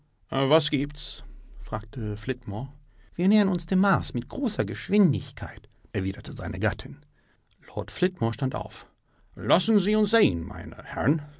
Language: German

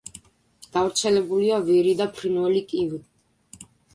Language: Georgian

